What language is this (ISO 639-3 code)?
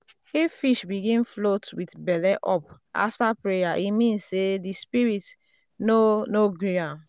pcm